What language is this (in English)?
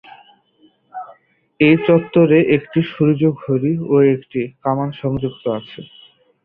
Bangla